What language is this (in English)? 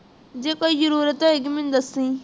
Punjabi